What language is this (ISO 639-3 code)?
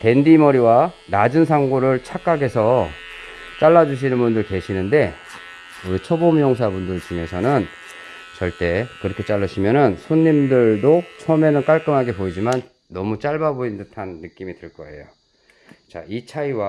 kor